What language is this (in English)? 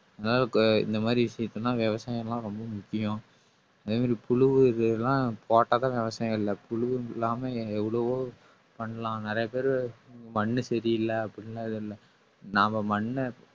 Tamil